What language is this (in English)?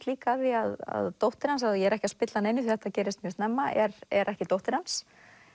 Icelandic